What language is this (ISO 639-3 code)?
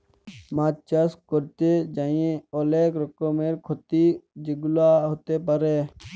ben